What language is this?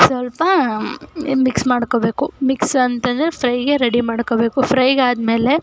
Kannada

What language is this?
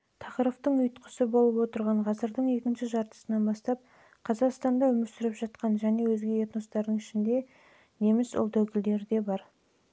Kazakh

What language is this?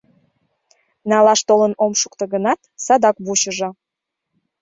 Mari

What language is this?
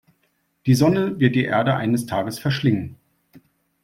German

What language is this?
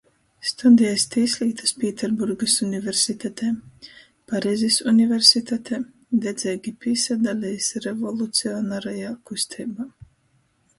Latgalian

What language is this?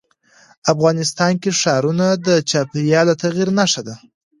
Pashto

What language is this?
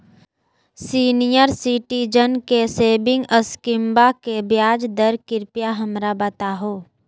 Magahi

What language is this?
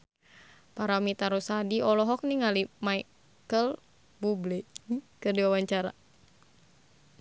Sundanese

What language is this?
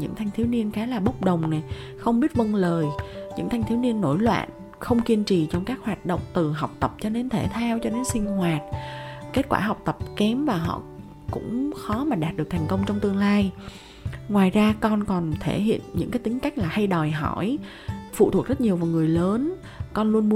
Vietnamese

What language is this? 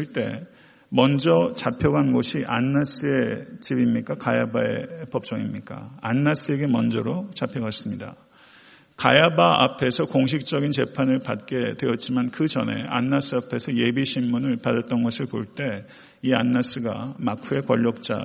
Korean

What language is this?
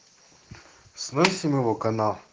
Russian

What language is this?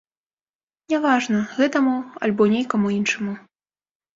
Belarusian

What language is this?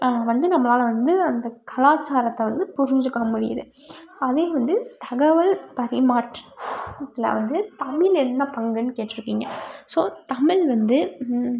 Tamil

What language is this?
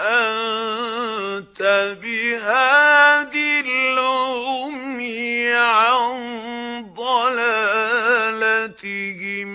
Arabic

